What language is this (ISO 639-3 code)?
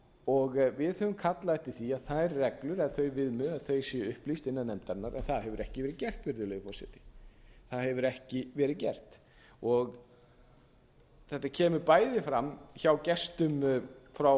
isl